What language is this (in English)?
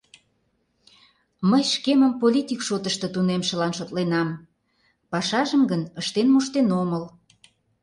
Mari